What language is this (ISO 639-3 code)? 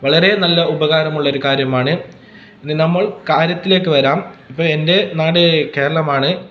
mal